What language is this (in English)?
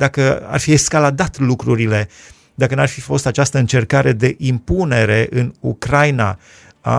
Romanian